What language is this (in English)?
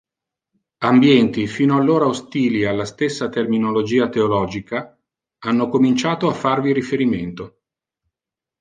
Italian